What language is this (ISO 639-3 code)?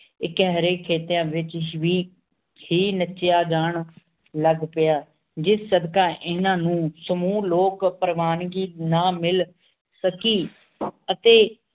pan